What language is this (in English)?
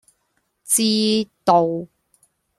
Cantonese